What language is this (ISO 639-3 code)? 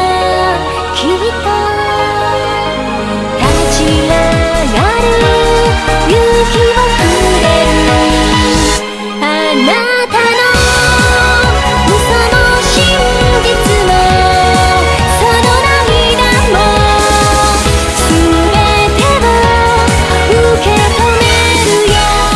kor